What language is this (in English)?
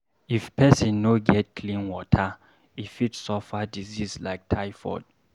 Nigerian Pidgin